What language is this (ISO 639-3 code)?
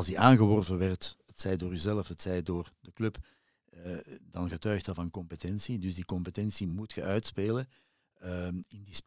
nld